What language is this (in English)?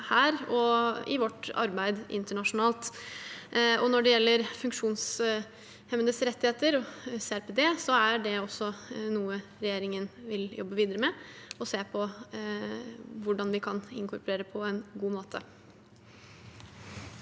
Norwegian